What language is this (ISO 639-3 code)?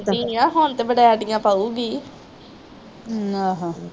pan